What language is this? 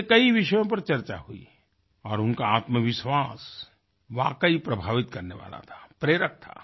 Hindi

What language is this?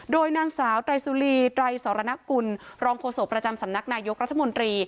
Thai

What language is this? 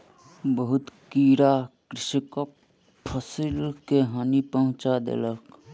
Maithili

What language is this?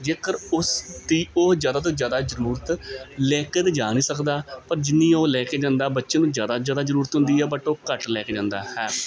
Punjabi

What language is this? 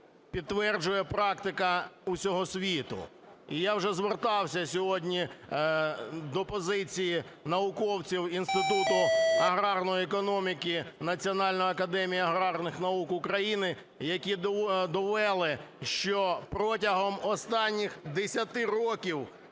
Ukrainian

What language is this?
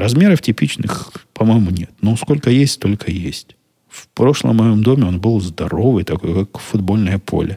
Russian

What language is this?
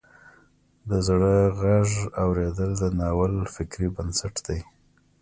Pashto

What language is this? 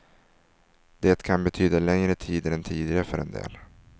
Swedish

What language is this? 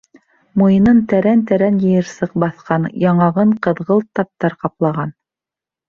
Bashkir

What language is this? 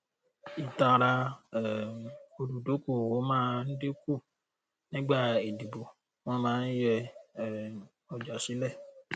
Yoruba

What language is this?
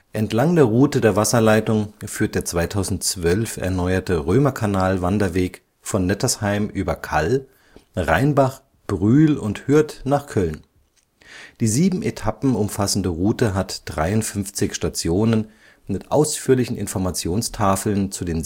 German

